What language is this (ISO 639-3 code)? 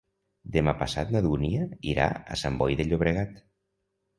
cat